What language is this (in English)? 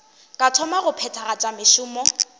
Northern Sotho